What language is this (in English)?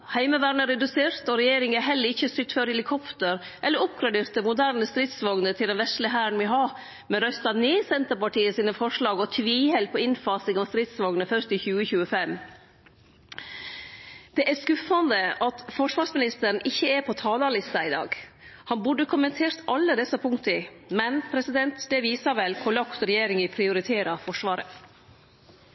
Norwegian Nynorsk